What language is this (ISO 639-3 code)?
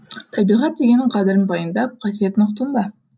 kaz